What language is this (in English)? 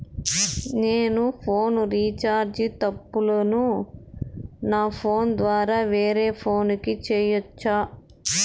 Telugu